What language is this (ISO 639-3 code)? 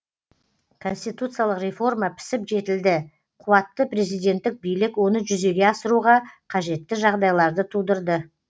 kaz